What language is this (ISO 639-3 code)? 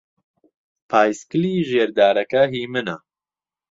ckb